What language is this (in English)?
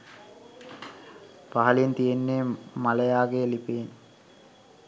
Sinhala